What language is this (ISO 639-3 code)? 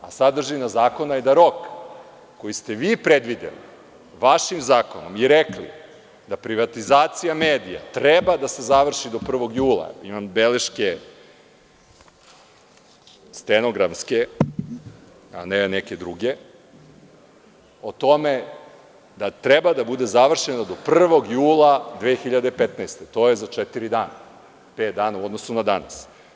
srp